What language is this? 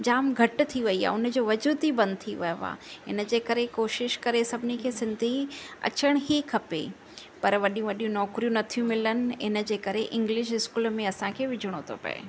Sindhi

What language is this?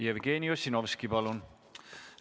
Estonian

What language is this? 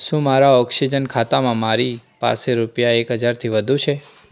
Gujarati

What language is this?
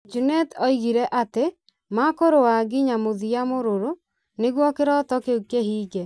Kikuyu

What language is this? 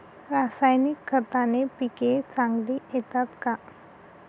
Marathi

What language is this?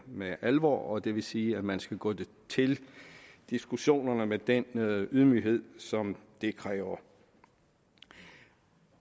Danish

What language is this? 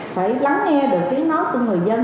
Vietnamese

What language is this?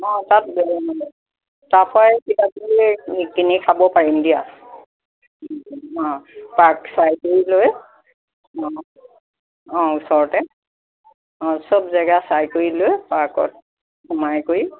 Assamese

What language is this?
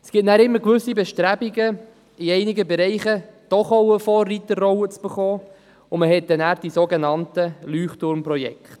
Swiss German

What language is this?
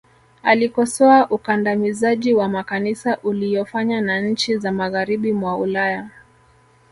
Swahili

